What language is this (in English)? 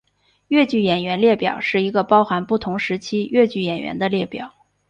Chinese